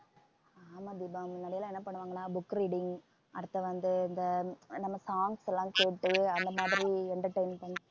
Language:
Tamil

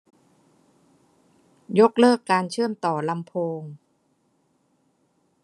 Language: Thai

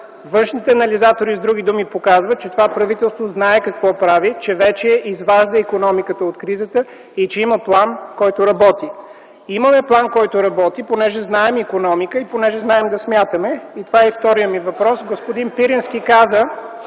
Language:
Bulgarian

